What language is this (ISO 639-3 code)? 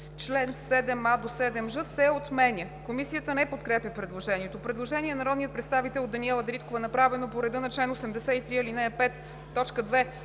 bul